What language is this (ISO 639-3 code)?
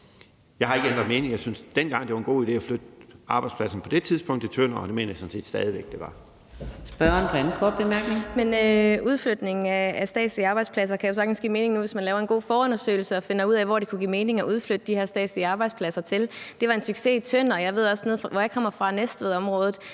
dan